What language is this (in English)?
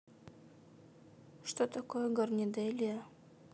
Russian